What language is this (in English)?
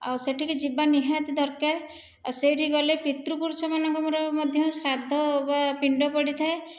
Odia